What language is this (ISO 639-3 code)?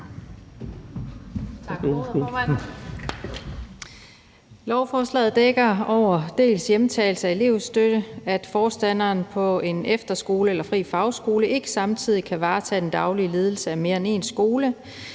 dan